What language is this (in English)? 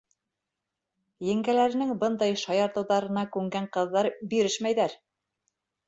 Bashkir